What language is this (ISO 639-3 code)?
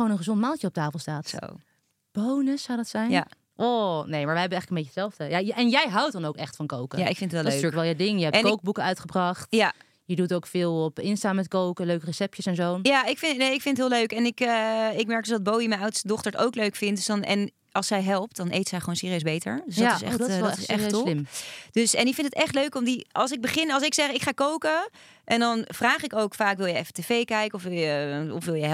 nld